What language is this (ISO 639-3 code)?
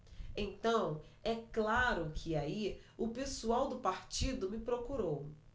por